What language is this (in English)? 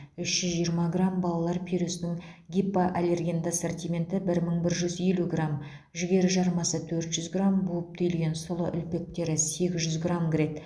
Kazakh